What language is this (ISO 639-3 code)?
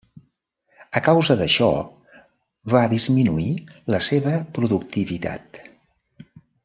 cat